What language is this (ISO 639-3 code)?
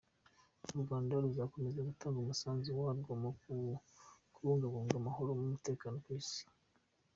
kin